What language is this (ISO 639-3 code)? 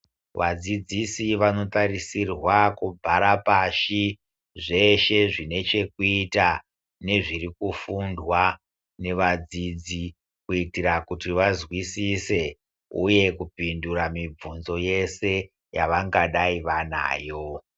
ndc